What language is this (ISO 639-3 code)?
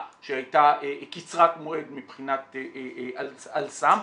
heb